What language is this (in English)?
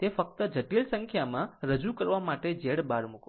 Gujarati